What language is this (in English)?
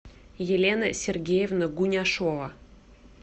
Russian